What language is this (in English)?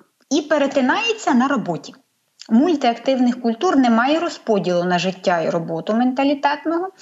Ukrainian